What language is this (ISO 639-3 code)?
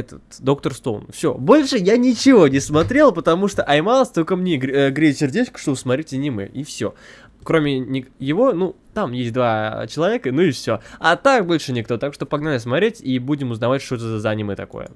rus